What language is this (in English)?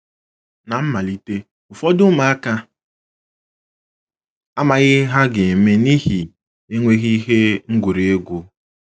Igbo